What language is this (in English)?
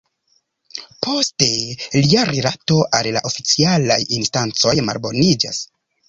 Esperanto